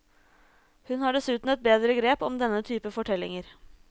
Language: Norwegian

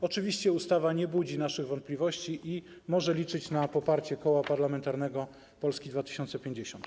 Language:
Polish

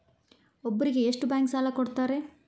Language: Kannada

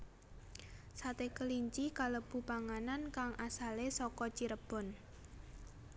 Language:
Javanese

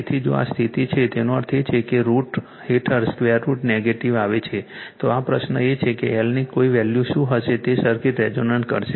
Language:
Gujarati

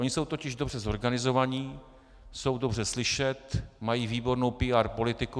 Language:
Czech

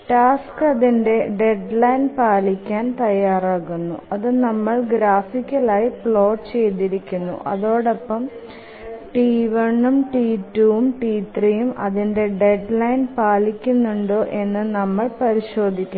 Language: Malayalam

